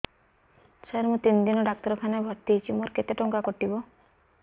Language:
Odia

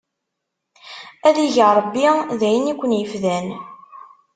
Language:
Kabyle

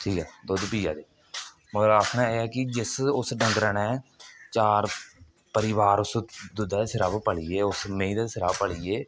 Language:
Dogri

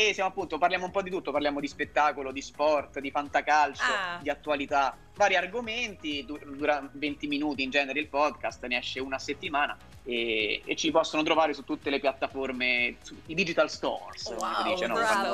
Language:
Italian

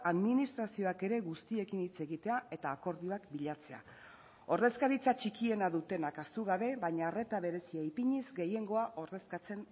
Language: Basque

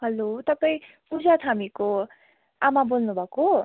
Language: Nepali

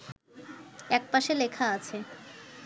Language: Bangla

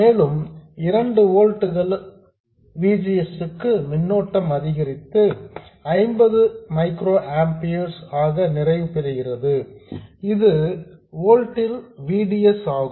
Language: Tamil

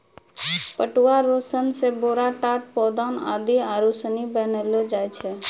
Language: Maithili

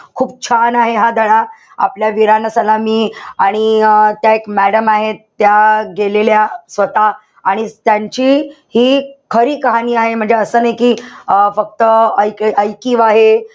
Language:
Marathi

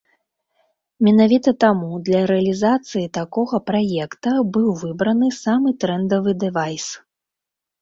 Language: Belarusian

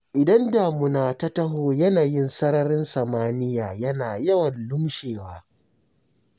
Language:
Hausa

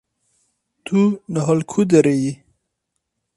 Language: Kurdish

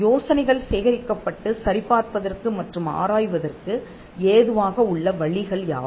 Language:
Tamil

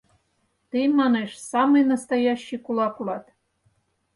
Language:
Mari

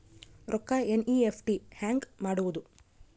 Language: Kannada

